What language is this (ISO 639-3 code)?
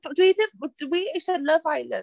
cym